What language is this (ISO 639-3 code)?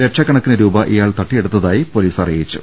mal